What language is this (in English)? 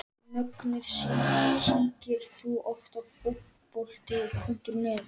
Icelandic